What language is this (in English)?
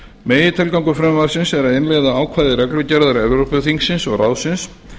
Icelandic